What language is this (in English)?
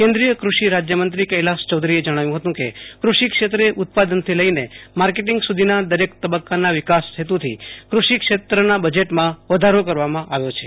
Gujarati